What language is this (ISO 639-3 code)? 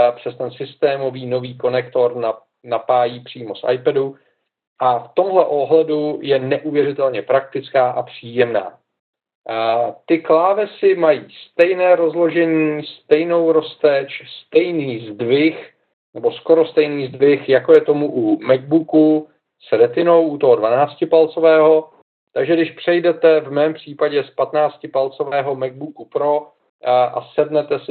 ces